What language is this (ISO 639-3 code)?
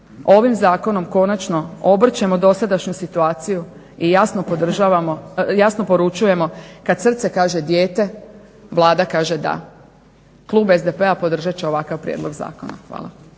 hrv